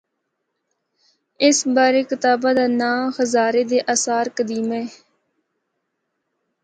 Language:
Northern Hindko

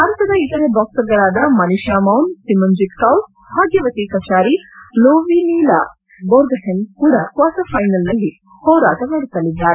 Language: Kannada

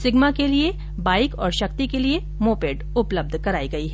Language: Hindi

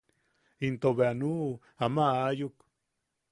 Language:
Yaqui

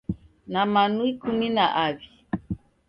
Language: Taita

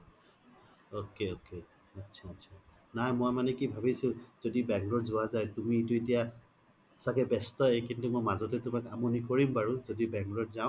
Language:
Assamese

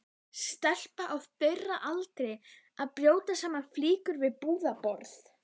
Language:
Icelandic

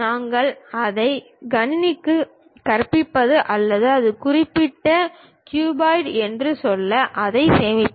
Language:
Tamil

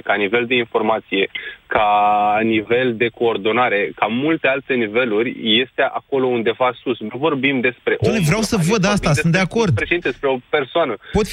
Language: Romanian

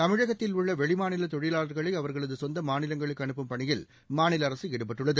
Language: Tamil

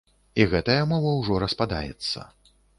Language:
Belarusian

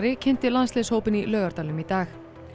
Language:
Icelandic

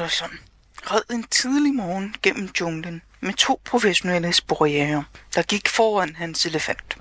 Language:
Danish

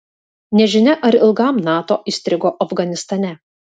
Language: Lithuanian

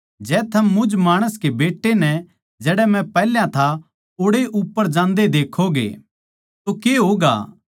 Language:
Haryanvi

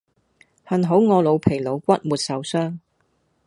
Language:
Cantonese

